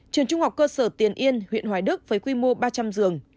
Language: Vietnamese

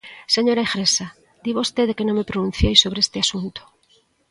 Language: Galician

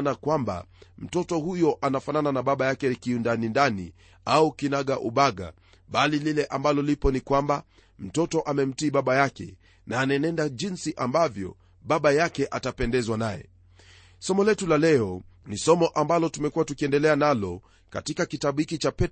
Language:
Swahili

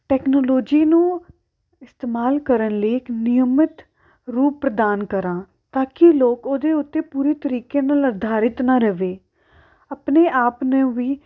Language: Punjabi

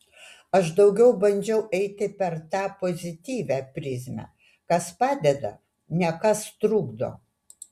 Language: Lithuanian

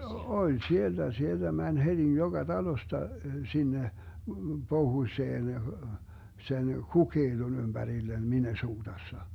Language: Finnish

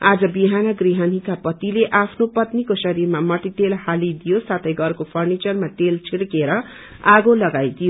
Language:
Nepali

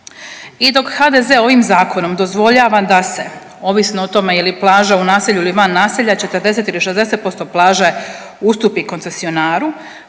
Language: Croatian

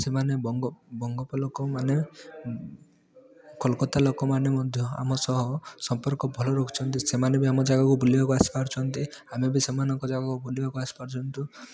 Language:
Odia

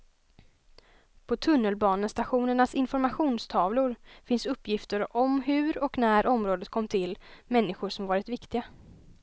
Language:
Swedish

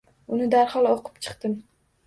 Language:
Uzbek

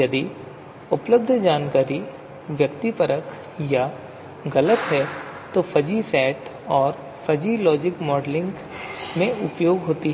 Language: Hindi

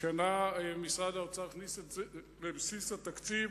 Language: Hebrew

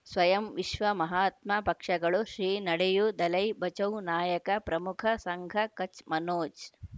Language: Kannada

